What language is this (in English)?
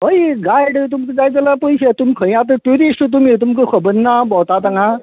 Konkani